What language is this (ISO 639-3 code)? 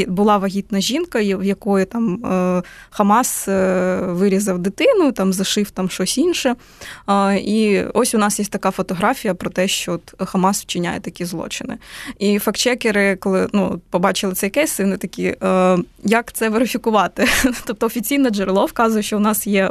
ukr